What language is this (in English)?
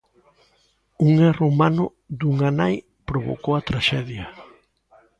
Galician